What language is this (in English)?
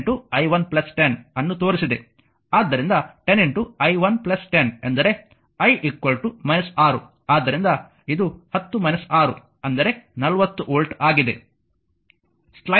Kannada